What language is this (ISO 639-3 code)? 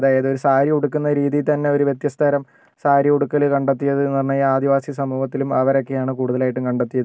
mal